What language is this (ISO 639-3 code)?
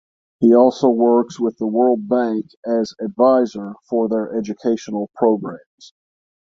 eng